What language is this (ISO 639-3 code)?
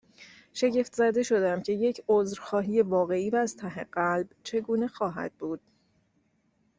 fas